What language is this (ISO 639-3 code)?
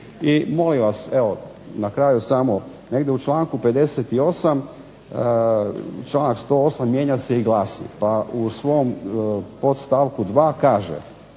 hrv